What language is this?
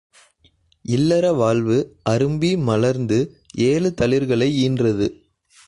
Tamil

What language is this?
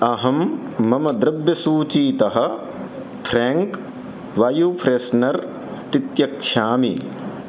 Sanskrit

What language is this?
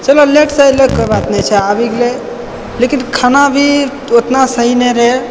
Maithili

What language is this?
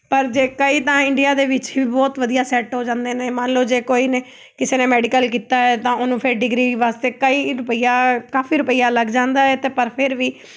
Punjabi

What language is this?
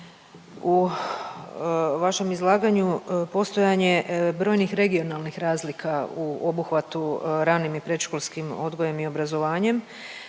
Croatian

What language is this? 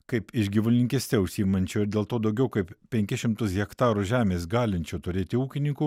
Lithuanian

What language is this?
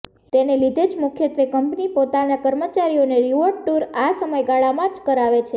Gujarati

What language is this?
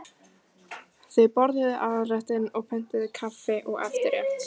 Icelandic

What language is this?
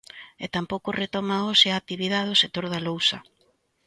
Galician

